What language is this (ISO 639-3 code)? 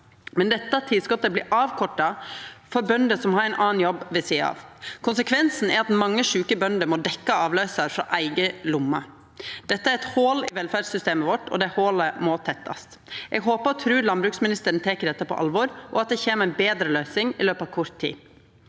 nor